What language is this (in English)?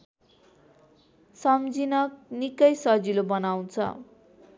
Nepali